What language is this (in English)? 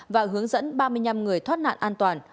Vietnamese